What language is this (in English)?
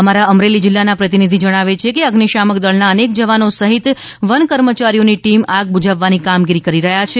Gujarati